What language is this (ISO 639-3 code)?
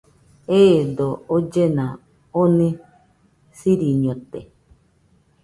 hux